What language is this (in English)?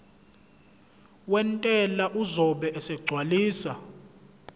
Zulu